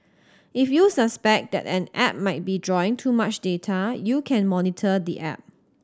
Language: English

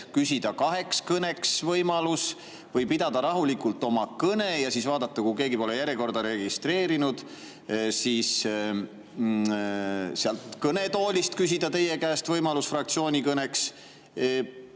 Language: Estonian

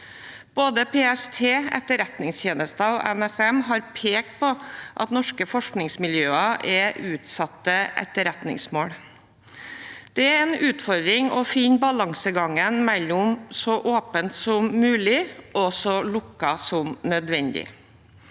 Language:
Norwegian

